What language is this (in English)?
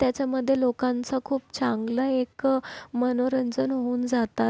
Marathi